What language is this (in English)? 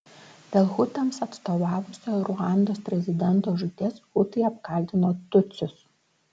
Lithuanian